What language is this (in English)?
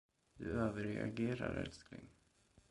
Swedish